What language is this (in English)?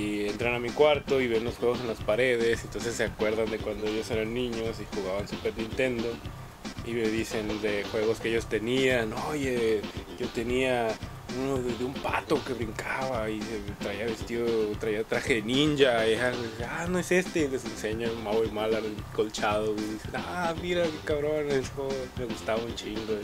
Spanish